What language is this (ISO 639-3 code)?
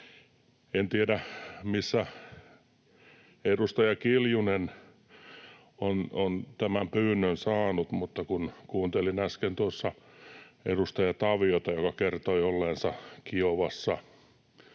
fin